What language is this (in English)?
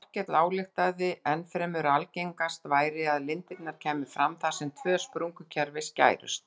Icelandic